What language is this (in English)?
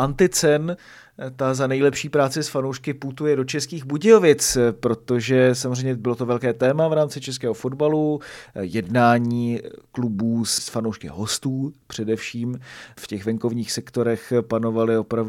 Czech